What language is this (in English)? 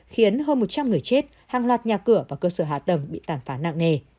Vietnamese